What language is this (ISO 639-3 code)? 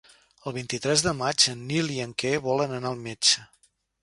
cat